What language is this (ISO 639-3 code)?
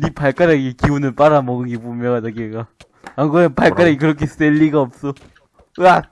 kor